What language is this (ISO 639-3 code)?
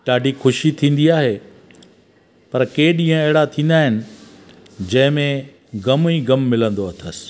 snd